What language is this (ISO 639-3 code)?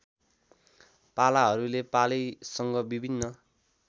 nep